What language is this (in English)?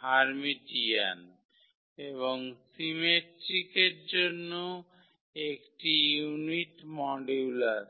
Bangla